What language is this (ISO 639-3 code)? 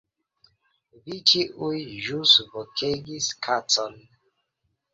epo